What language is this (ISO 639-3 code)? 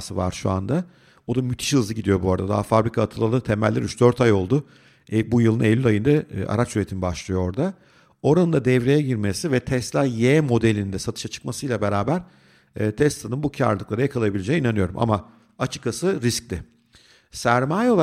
tur